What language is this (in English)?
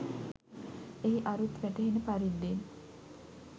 Sinhala